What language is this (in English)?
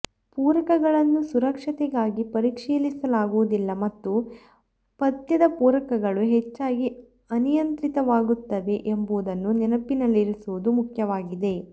Kannada